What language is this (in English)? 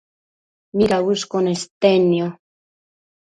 Matsés